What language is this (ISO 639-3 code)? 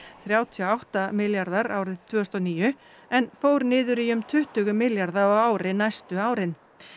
isl